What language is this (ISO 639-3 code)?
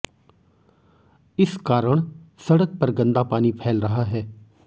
hin